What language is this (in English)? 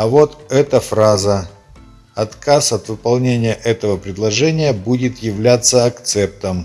Russian